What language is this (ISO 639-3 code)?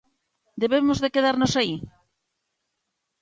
glg